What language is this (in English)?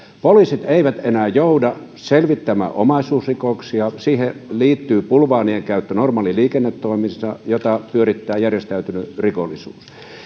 Finnish